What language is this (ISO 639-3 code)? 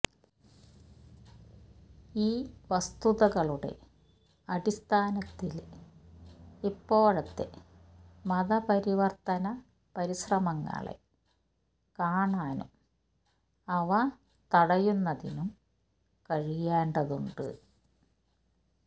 mal